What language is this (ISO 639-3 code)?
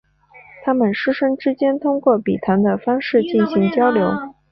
zho